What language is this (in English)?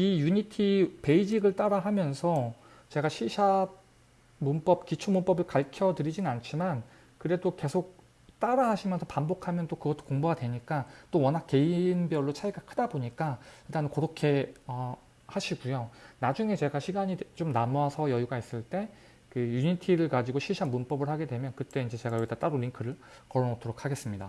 Korean